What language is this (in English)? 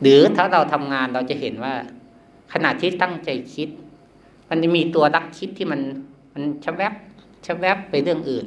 Thai